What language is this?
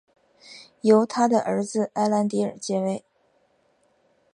Chinese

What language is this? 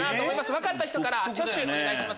Japanese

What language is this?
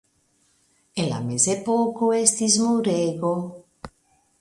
Esperanto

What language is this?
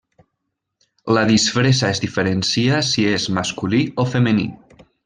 Catalan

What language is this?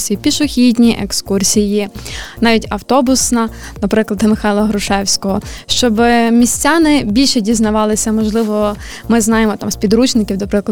Ukrainian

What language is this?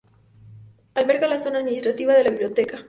Spanish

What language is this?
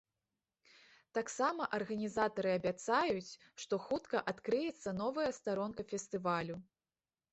Belarusian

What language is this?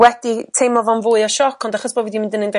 Welsh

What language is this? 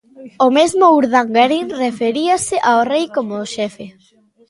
Galician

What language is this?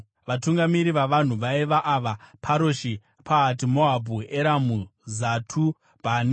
Shona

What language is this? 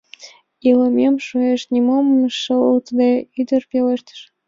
Mari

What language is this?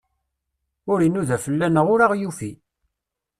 Kabyle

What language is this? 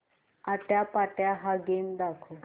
Marathi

